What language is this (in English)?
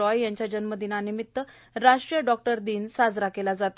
Marathi